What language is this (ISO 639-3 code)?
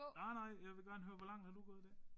dan